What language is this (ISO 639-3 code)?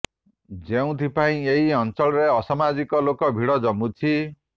ori